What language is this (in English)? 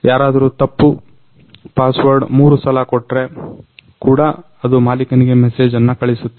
Kannada